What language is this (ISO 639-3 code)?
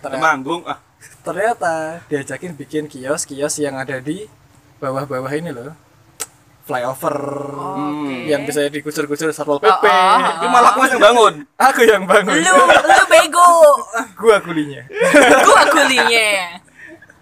ind